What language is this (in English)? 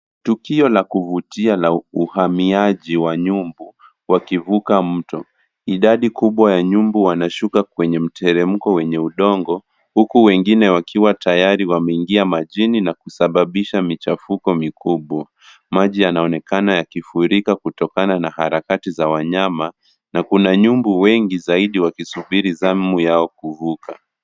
Swahili